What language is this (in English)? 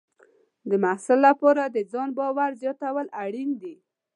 Pashto